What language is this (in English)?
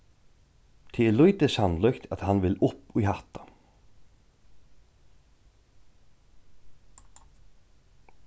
Faroese